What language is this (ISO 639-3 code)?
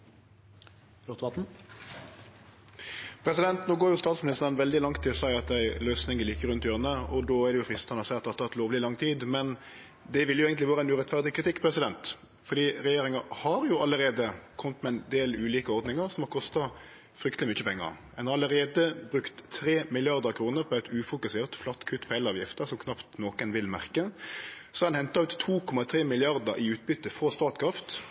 nno